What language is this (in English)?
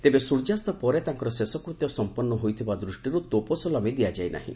Odia